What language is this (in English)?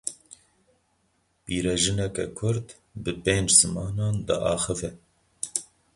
Kurdish